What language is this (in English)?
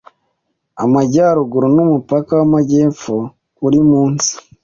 Kinyarwanda